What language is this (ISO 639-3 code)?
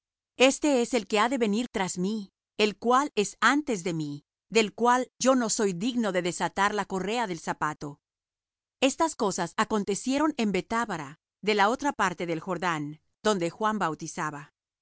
spa